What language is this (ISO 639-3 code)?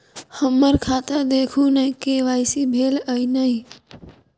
mai